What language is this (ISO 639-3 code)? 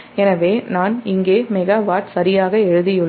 tam